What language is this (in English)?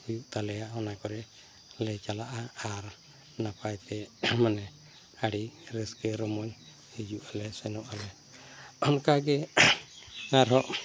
Santali